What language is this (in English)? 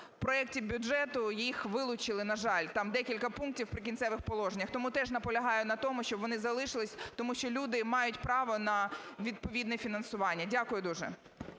Ukrainian